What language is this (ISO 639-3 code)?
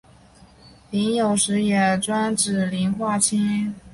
zho